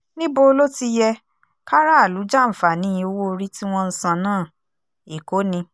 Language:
Yoruba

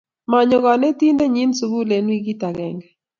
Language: Kalenjin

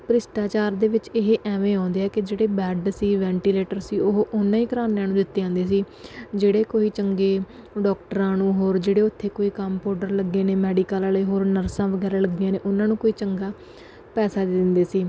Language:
Punjabi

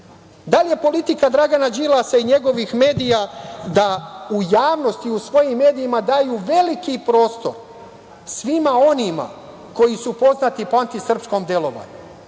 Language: Serbian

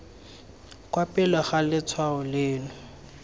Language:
Tswana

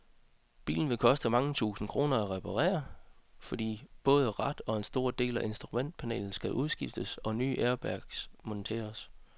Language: Danish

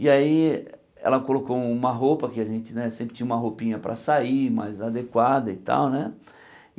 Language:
Portuguese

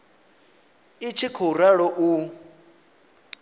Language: Venda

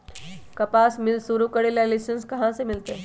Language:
Magahi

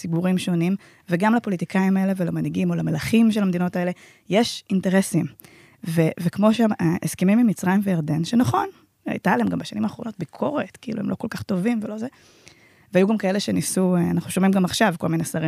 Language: Hebrew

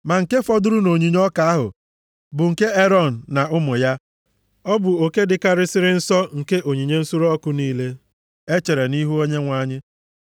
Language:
Igbo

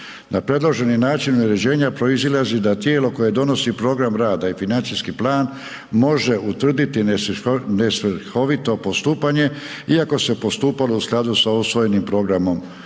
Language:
Croatian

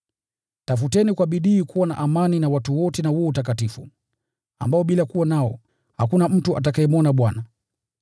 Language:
Swahili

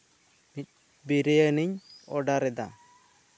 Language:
Santali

